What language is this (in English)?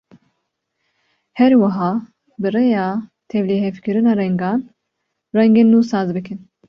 Kurdish